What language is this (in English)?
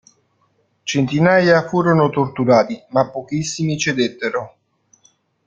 Italian